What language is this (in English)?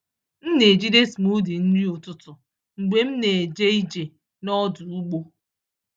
Igbo